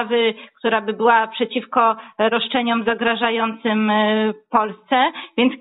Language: Polish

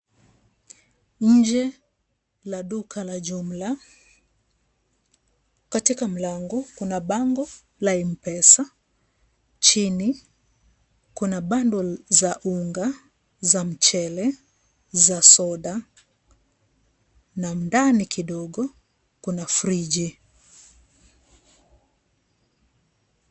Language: Swahili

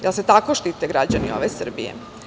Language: Serbian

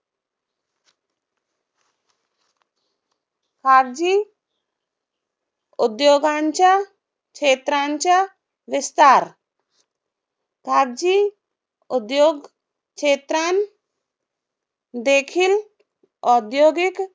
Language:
Marathi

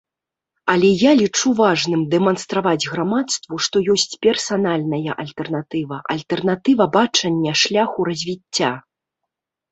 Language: Belarusian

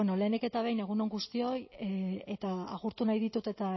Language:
Basque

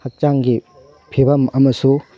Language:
Manipuri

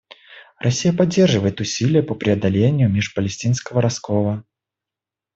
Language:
Russian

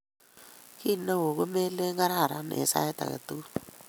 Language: Kalenjin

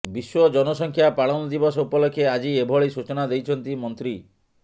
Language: Odia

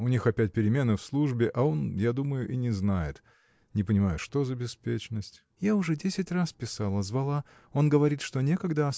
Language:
Russian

